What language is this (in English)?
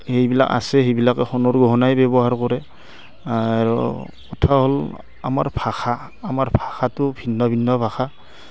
Assamese